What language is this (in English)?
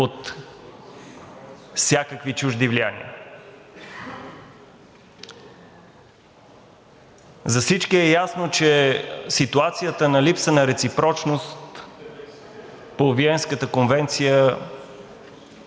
Bulgarian